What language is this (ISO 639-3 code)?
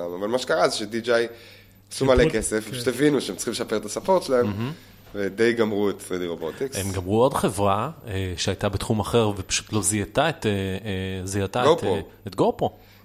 heb